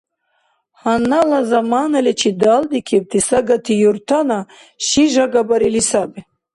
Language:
Dargwa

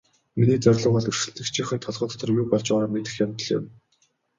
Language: Mongolian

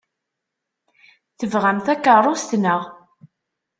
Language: Kabyle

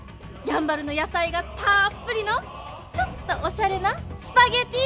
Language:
Japanese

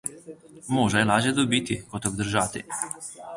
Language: Slovenian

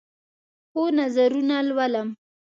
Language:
Pashto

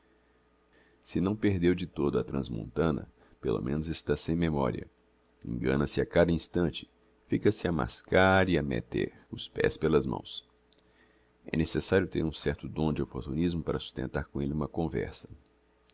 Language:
Portuguese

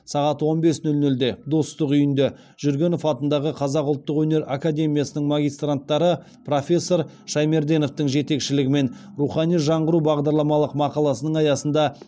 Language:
Kazakh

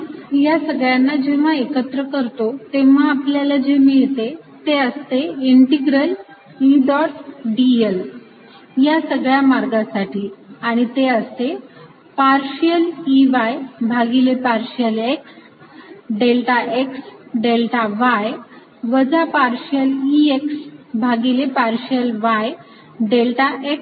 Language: Marathi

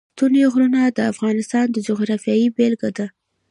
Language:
Pashto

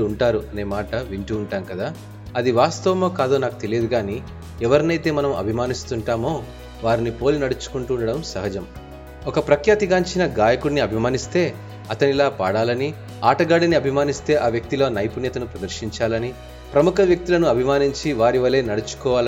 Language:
Telugu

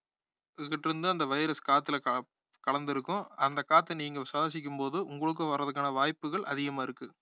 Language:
Tamil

